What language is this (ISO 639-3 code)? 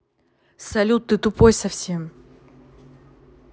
rus